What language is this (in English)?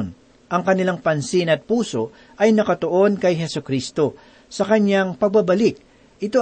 Filipino